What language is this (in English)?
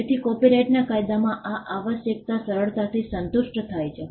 Gujarati